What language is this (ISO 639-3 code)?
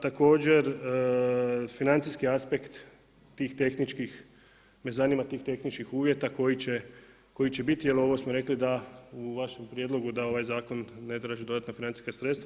hrv